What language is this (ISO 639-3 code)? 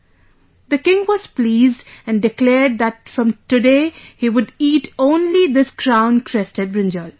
eng